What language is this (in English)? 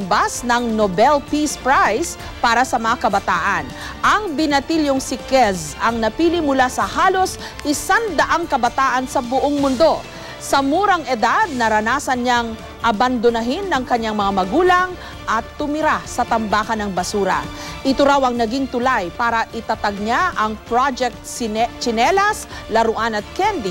Filipino